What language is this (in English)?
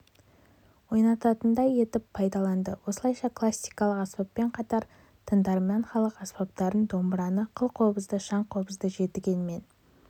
Kazakh